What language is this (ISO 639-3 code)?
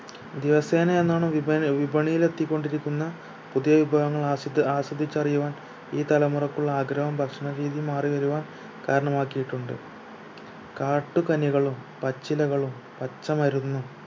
mal